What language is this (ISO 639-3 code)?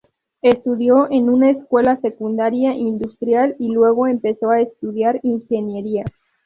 spa